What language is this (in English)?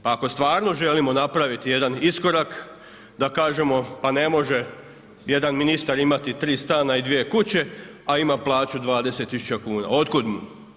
Croatian